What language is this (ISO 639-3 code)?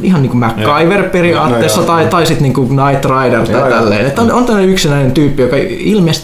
fin